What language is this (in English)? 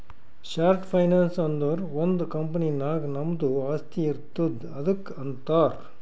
Kannada